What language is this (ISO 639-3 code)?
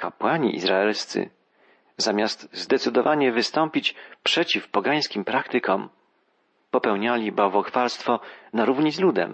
pol